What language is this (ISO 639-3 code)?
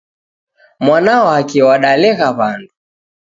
dav